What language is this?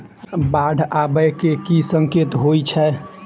Maithili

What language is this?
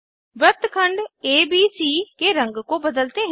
Hindi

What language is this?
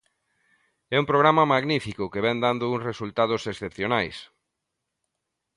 Galician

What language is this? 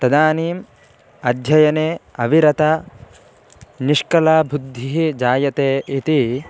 Sanskrit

